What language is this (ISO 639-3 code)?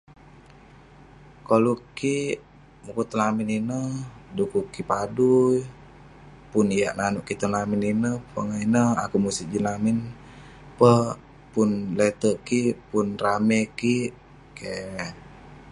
pne